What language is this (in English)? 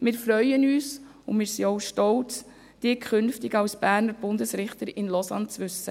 Swiss German